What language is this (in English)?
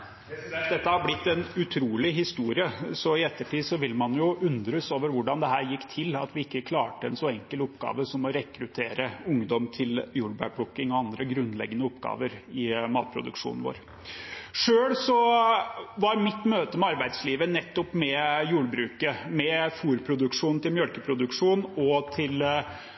Norwegian Bokmål